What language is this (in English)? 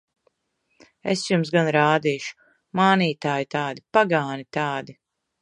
Latvian